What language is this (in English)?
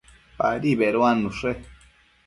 Matsés